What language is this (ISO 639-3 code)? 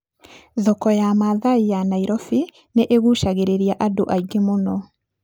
kik